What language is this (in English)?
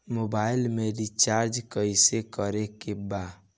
Bhojpuri